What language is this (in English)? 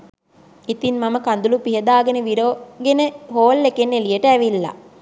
Sinhala